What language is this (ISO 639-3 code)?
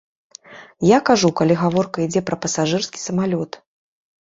bel